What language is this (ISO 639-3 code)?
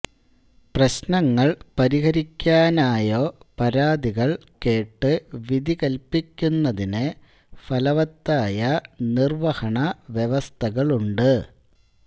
mal